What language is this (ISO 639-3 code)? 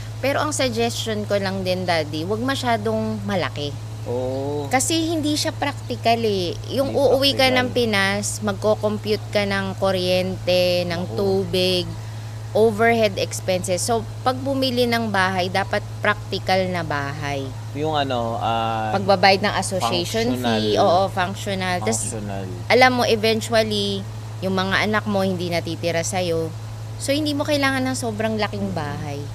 fil